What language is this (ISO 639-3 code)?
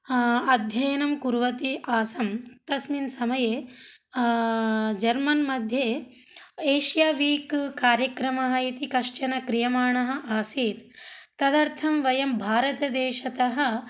san